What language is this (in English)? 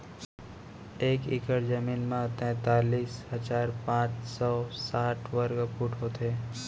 Chhattisgarhi